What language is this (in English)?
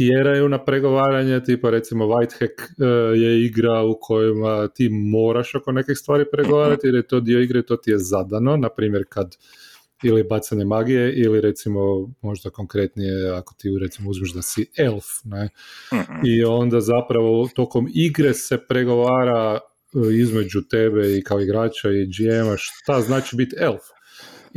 Croatian